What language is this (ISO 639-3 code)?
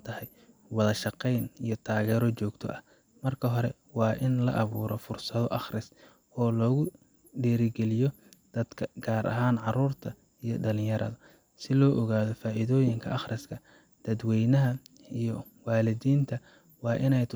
som